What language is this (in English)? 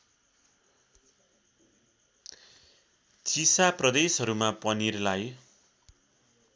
Nepali